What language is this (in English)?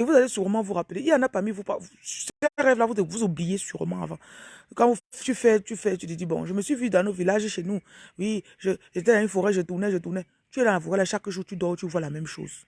French